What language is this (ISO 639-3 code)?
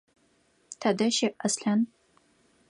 ady